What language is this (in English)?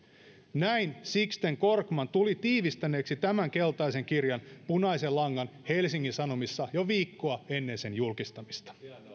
Finnish